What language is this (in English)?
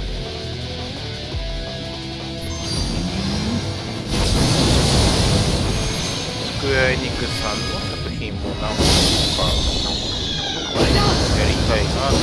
Japanese